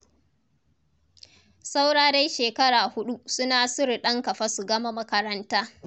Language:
Hausa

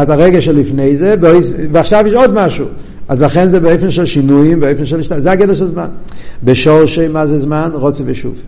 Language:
Hebrew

